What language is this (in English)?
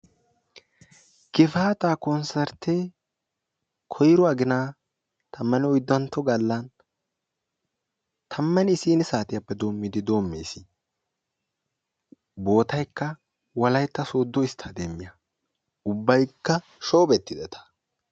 Wolaytta